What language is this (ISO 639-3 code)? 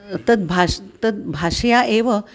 san